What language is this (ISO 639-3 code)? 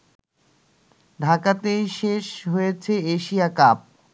ben